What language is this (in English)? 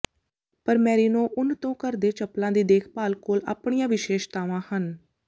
Punjabi